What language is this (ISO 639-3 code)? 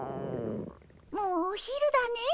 jpn